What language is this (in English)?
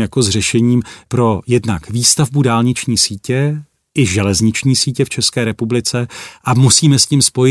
Czech